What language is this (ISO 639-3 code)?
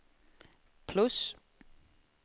swe